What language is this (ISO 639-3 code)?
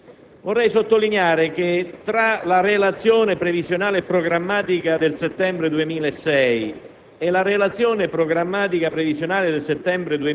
ita